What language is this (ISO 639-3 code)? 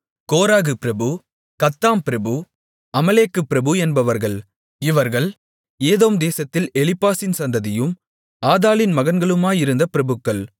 tam